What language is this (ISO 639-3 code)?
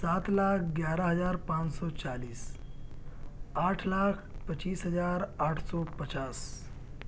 urd